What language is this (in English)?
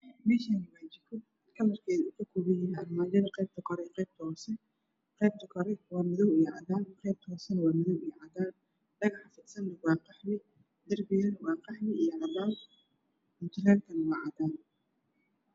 Somali